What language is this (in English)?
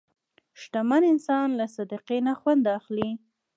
Pashto